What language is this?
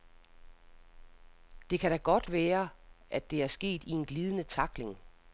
Danish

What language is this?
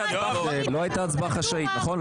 Hebrew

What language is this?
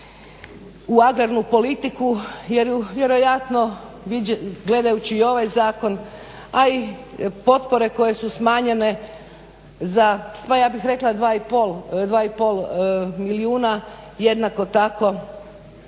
Croatian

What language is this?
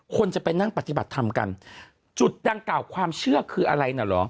Thai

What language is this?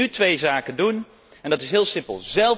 Dutch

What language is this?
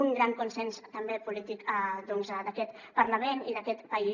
Catalan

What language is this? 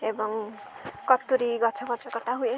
Odia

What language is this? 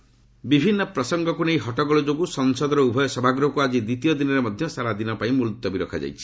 Odia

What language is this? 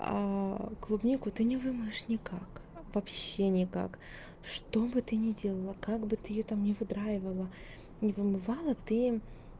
Russian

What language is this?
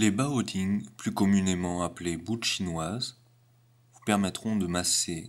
French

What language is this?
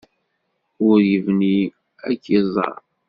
Kabyle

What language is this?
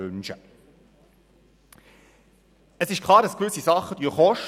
Swiss German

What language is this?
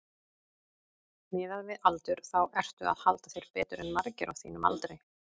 Icelandic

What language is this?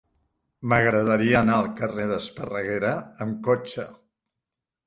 Catalan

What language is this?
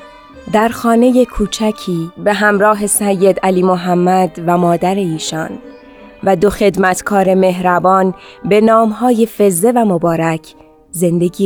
Persian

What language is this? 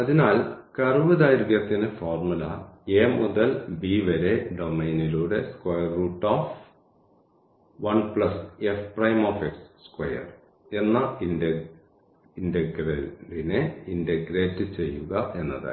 Malayalam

